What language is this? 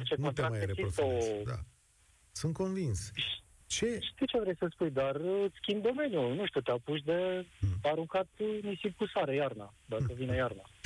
Romanian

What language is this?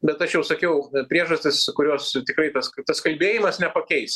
Lithuanian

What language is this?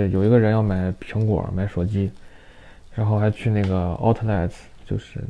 Chinese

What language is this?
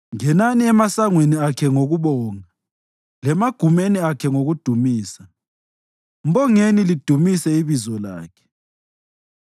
North Ndebele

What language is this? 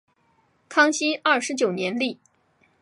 Chinese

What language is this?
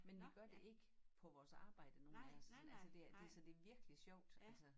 Danish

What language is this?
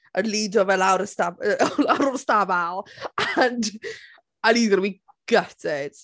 Welsh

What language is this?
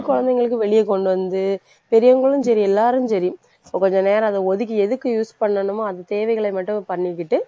Tamil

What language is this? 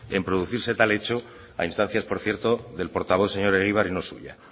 Spanish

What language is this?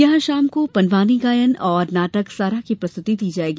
Hindi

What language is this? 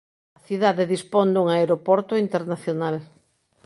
Galician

